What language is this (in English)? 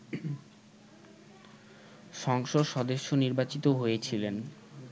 Bangla